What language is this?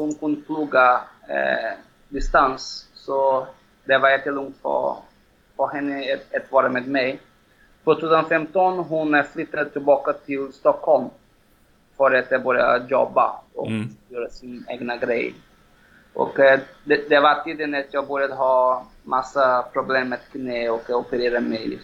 Swedish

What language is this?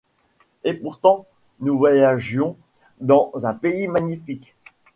French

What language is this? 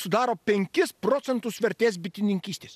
Lithuanian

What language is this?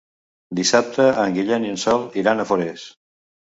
Catalan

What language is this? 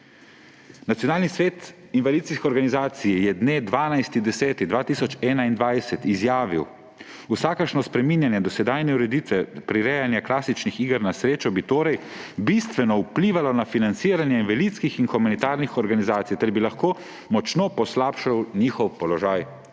Slovenian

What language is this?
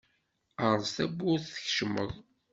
Kabyle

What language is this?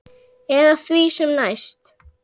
Icelandic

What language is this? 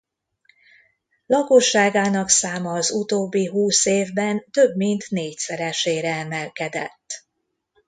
Hungarian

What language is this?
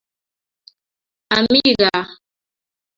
Kalenjin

